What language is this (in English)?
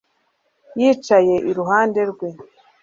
Kinyarwanda